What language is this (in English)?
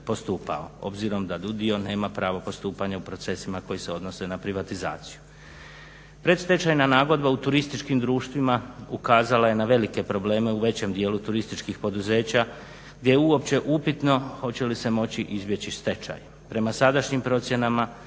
Croatian